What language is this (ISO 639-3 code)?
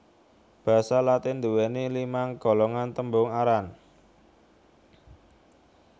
jav